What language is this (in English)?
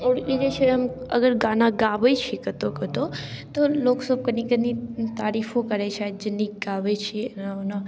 Maithili